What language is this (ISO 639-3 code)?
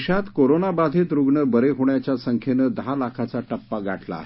mar